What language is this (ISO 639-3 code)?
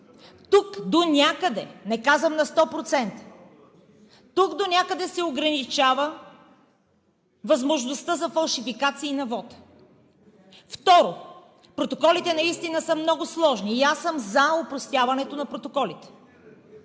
bul